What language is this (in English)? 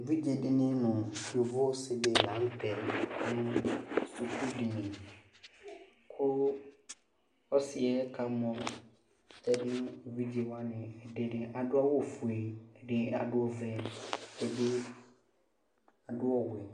Ikposo